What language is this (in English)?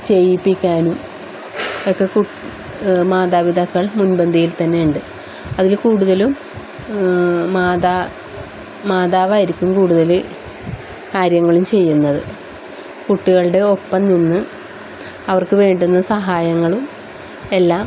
Malayalam